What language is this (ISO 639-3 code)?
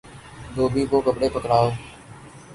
urd